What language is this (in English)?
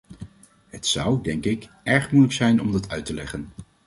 Dutch